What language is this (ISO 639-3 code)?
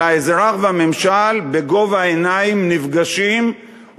heb